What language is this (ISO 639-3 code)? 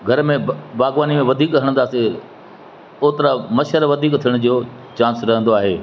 snd